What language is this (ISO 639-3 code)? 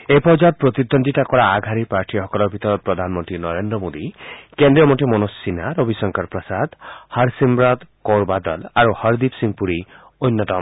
asm